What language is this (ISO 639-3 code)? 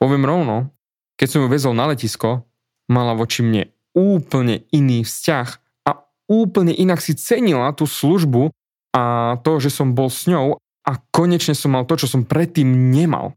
slk